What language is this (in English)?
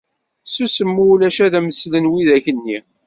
Kabyle